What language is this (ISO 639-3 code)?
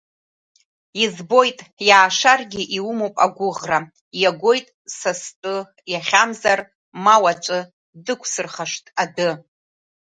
abk